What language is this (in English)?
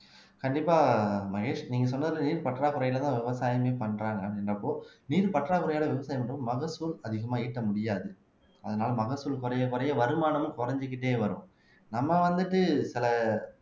Tamil